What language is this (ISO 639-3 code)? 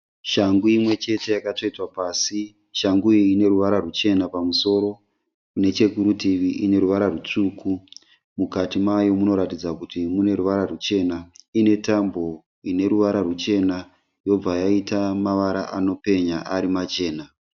sna